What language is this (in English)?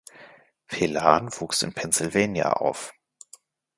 German